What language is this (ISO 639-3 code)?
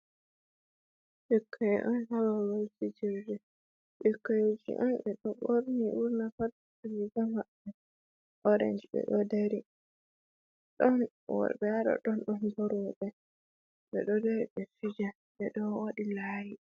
ful